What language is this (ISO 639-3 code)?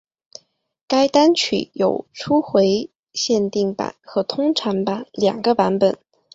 zho